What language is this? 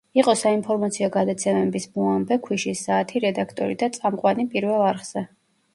Georgian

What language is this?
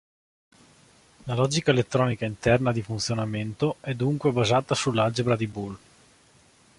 Italian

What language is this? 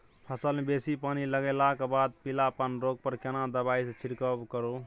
Maithili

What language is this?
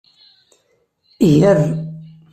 Kabyle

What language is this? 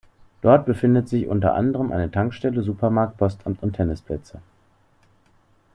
German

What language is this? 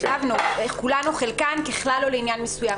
Hebrew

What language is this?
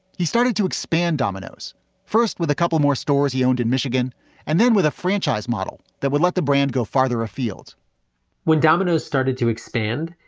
English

